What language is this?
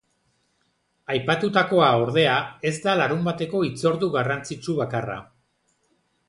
Basque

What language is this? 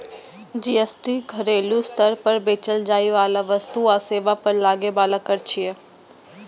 Maithili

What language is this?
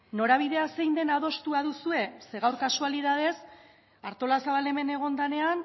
Basque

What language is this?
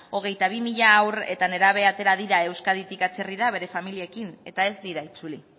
Basque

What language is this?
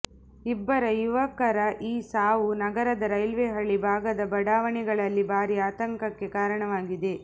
Kannada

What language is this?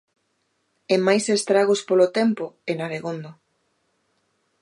Galician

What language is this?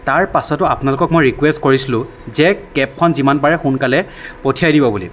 Assamese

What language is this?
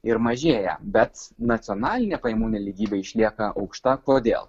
Lithuanian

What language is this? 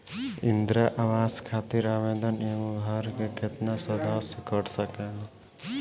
Bhojpuri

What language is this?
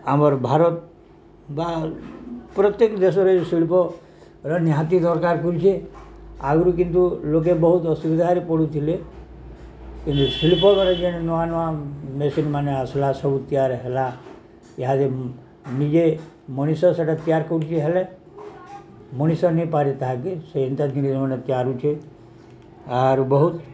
Odia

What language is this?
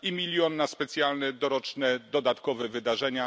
Polish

